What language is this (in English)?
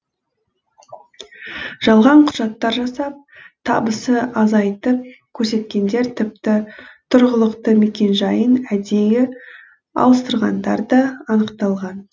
Kazakh